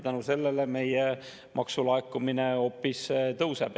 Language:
Estonian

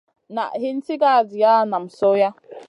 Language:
Masana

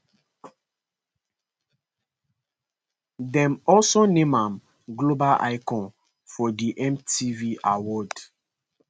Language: Nigerian Pidgin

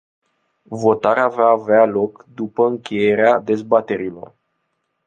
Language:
Romanian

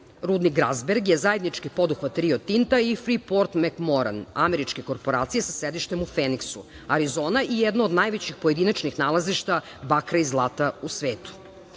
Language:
Serbian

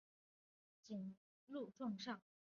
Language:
Chinese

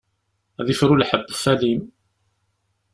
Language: Kabyle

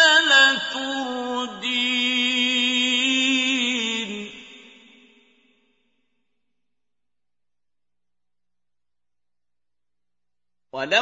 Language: Arabic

